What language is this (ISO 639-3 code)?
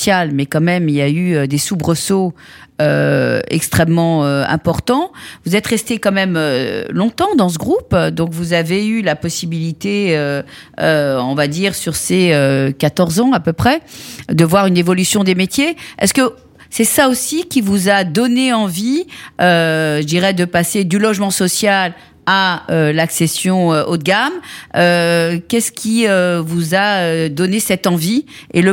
fra